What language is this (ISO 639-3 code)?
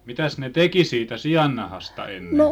fin